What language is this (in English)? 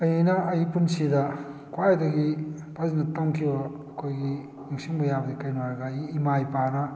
Manipuri